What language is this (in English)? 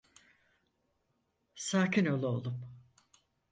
Turkish